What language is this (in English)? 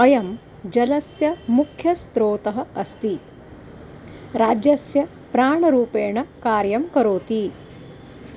Sanskrit